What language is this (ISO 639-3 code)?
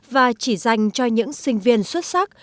vie